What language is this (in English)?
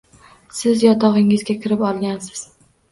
Uzbek